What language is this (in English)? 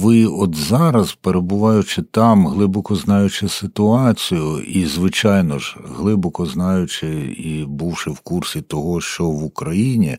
Ukrainian